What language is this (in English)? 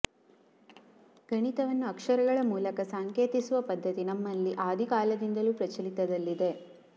Kannada